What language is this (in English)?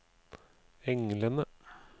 Norwegian